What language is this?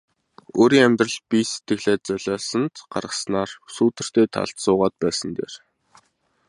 Mongolian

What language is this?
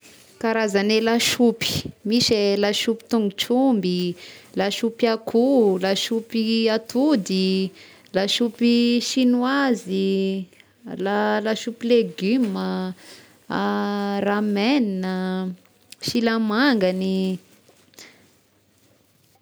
Tesaka Malagasy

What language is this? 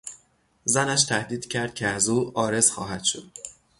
Persian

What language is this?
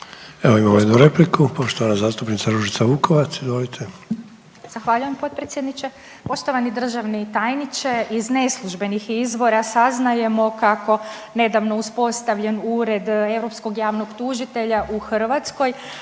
Croatian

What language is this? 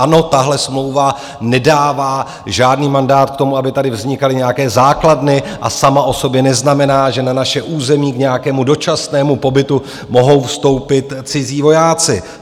Czech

